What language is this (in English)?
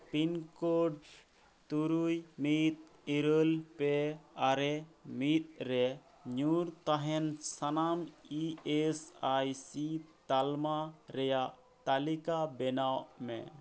Santali